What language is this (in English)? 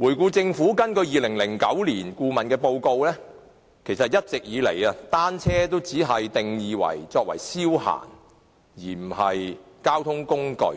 Cantonese